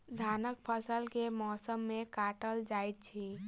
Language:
Maithili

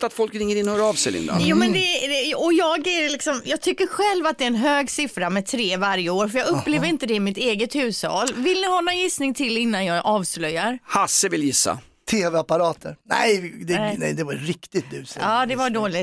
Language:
Swedish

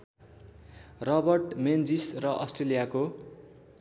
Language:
Nepali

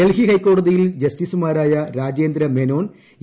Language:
Malayalam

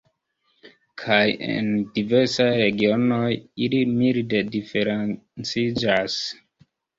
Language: Esperanto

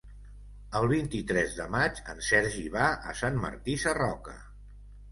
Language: Catalan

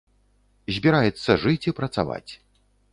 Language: Belarusian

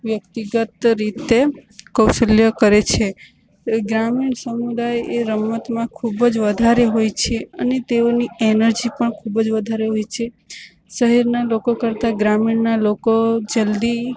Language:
Gujarati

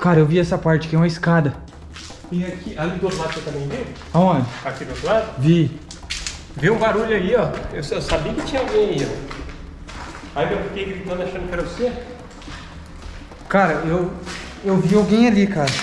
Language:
Portuguese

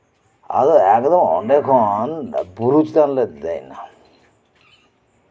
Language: Santali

